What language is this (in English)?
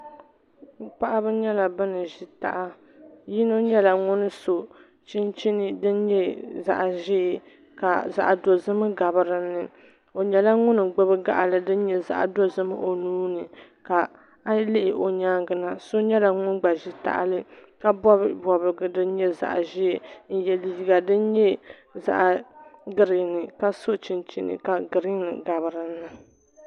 Dagbani